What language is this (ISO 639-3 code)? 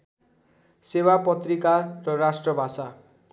nep